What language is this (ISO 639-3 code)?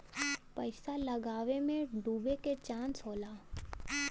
bho